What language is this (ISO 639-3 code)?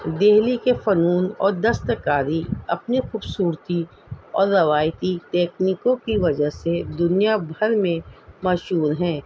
urd